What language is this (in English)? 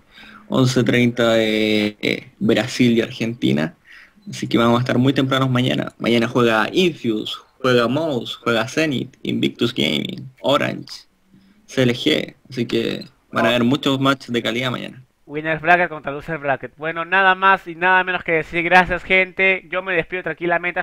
Spanish